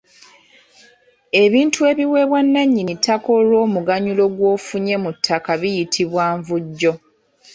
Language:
Ganda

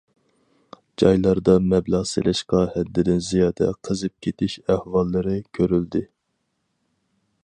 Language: Uyghur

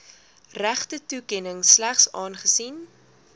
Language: Afrikaans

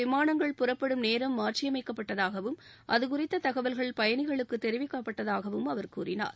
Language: Tamil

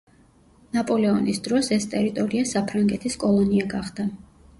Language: Georgian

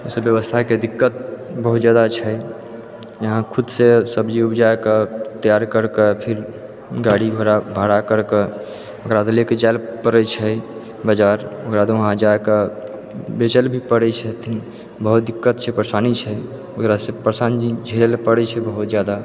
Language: Maithili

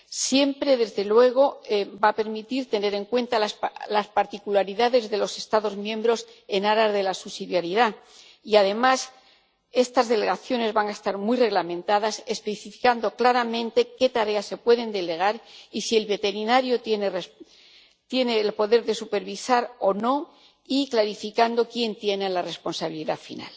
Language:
Spanish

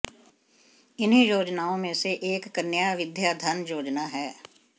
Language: Hindi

